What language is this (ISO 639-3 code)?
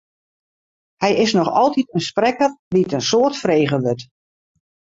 fry